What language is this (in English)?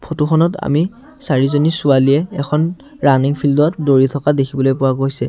Assamese